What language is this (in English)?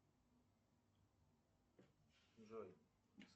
Russian